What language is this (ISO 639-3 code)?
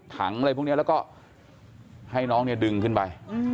tha